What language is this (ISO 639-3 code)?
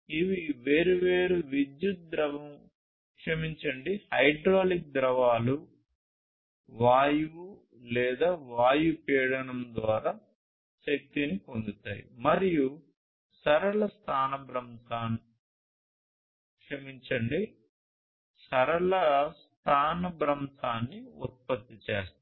tel